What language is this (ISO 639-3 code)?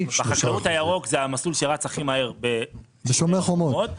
heb